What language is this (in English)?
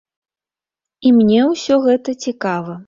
Belarusian